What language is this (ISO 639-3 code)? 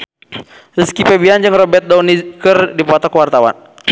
sun